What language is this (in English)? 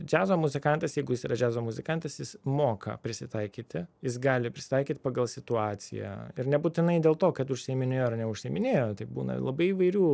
Lithuanian